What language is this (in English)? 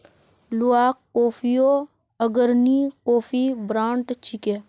Magahi